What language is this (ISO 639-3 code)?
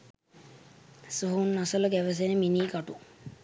sin